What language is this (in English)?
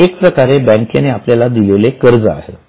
Marathi